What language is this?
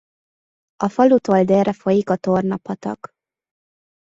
Hungarian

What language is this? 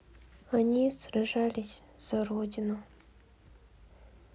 Russian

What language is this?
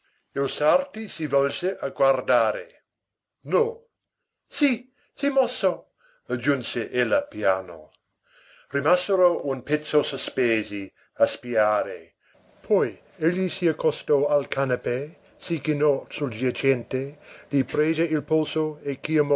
Italian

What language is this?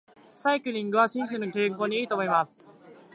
Japanese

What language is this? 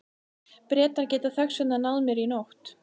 Icelandic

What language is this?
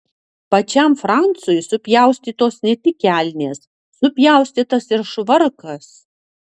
Lithuanian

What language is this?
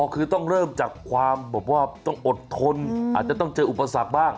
Thai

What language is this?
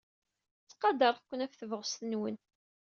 Kabyle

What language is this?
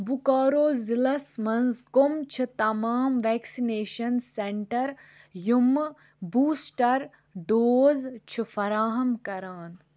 Kashmiri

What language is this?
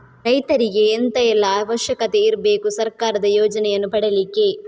Kannada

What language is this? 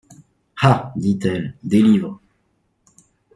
French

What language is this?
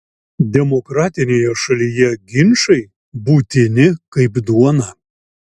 Lithuanian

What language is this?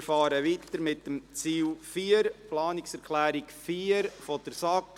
Swiss German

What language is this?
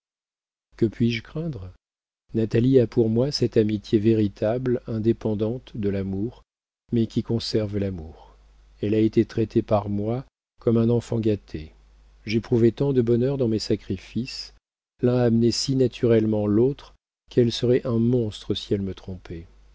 French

